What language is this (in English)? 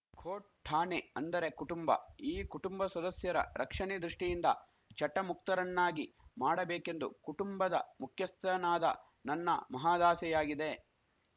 Kannada